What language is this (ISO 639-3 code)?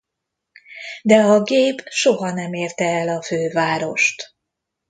hun